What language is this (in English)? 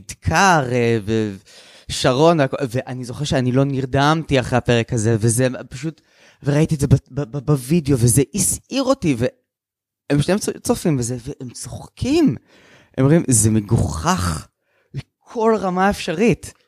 Hebrew